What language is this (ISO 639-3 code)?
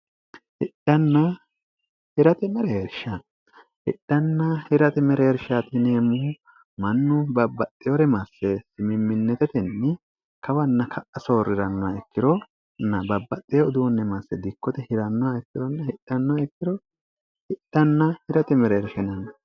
sid